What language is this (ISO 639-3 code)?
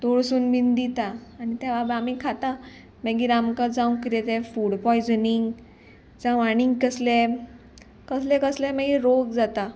kok